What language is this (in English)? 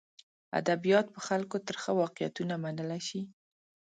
Pashto